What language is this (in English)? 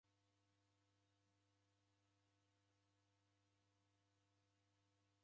Taita